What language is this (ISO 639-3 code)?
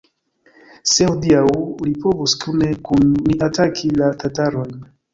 epo